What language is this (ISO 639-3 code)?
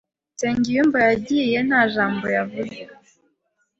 kin